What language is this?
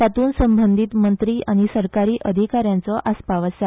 Konkani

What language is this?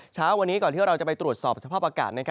Thai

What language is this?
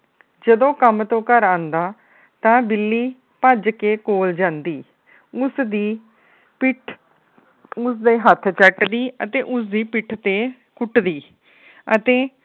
Punjabi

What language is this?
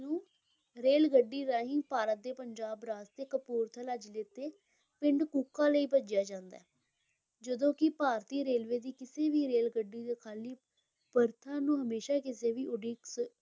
Punjabi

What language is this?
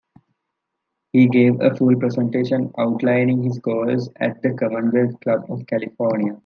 English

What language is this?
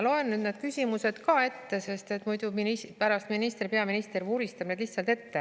Estonian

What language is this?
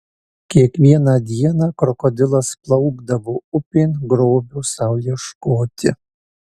Lithuanian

